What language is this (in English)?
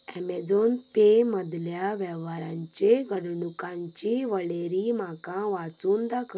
Konkani